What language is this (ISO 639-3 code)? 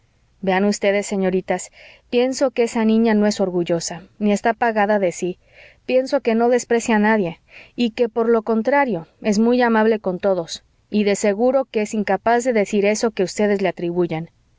spa